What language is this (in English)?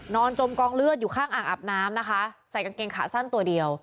Thai